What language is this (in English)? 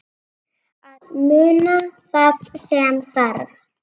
Icelandic